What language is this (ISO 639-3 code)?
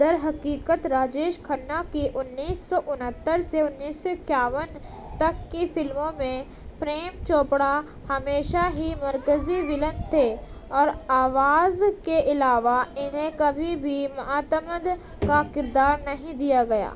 urd